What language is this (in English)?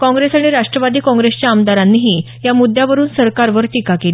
Marathi